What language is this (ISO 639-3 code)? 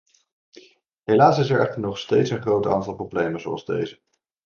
nld